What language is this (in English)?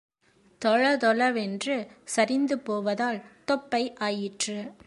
Tamil